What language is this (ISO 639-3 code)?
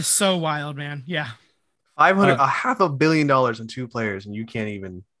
eng